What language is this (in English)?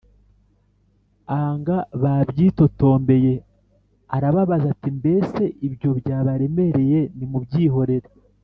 Kinyarwanda